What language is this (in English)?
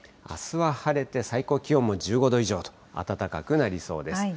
Japanese